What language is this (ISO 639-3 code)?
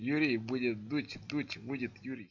rus